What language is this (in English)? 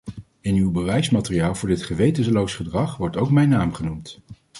Dutch